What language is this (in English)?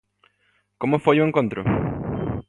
Galician